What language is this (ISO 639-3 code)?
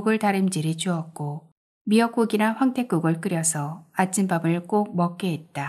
kor